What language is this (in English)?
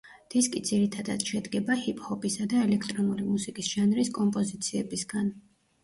Georgian